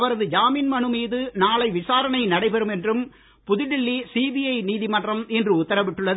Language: Tamil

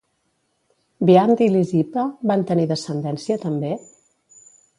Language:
Catalan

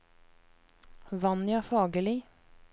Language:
Norwegian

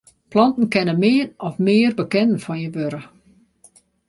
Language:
Western Frisian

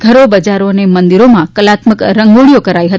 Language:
Gujarati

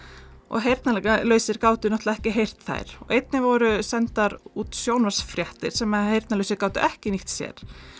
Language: Icelandic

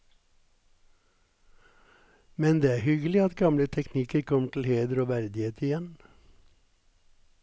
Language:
Norwegian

